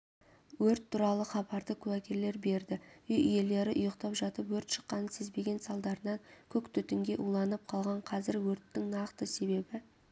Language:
Kazakh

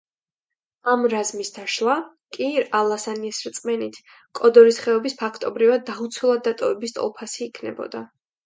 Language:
Georgian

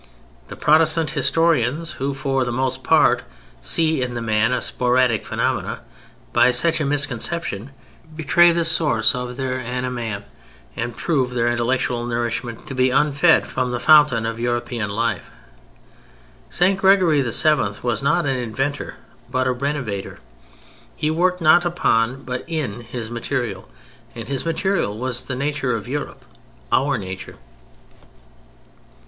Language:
English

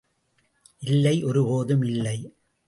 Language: Tamil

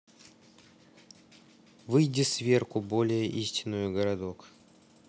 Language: Russian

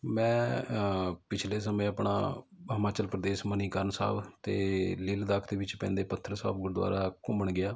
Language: Punjabi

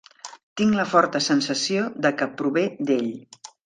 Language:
Catalan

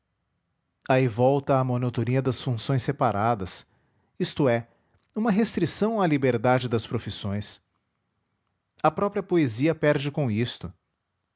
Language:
Portuguese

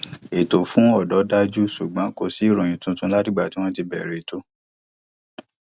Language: Yoruba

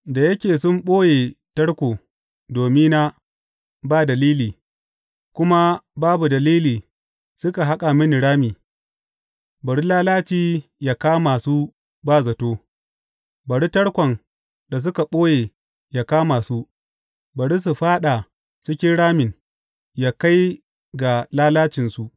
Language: Hausa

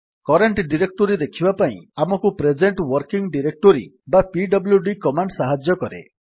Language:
Odia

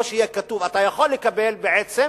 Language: Hebrew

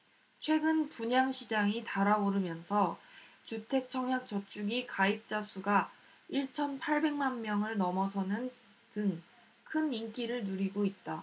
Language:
Korean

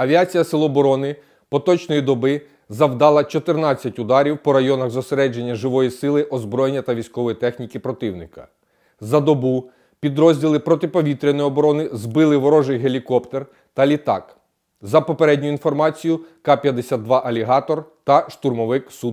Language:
Ukrainian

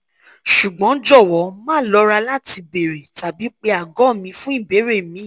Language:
Yoruba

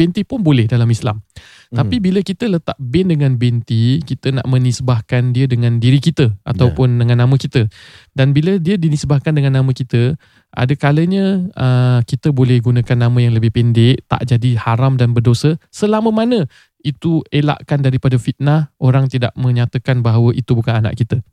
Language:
Malay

